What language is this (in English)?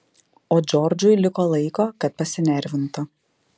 Lithuanian